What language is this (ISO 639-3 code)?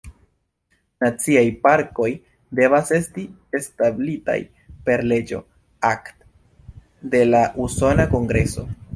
epo